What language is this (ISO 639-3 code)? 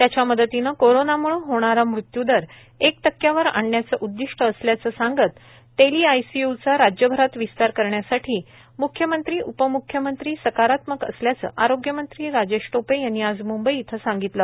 mar